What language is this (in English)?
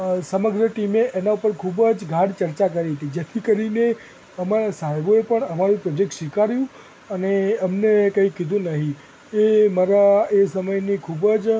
Gujarati